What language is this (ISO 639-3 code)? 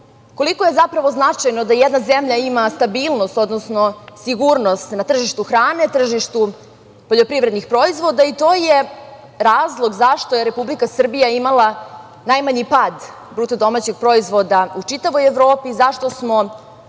srp